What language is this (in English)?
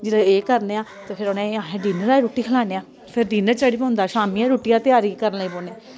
Dogri